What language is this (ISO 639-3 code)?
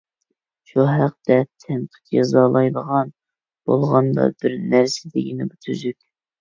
uig